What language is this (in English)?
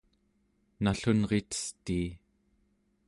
Central Yupik